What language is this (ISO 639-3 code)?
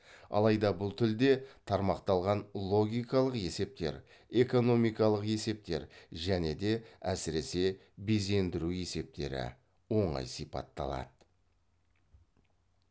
kaz